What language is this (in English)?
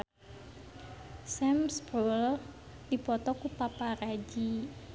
Sundanese